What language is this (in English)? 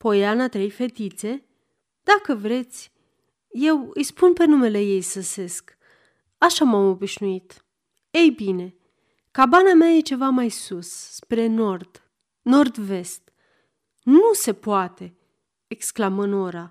Romanian